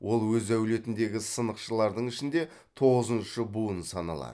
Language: Kazakh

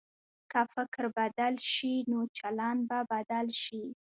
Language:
Pashto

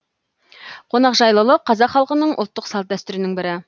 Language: Kazakh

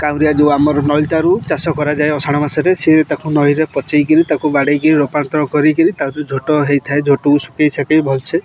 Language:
Odia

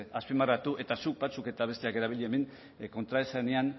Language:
Basque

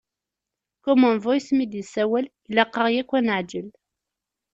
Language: Kabyle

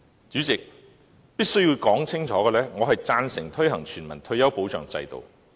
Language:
Cantonese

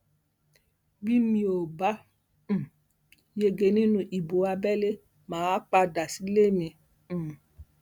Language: Yoruba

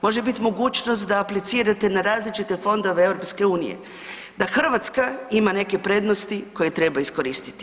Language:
Croatian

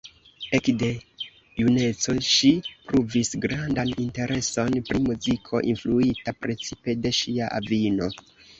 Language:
Esperanto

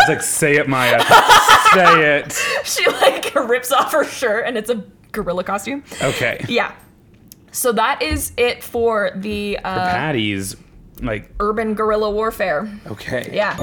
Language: English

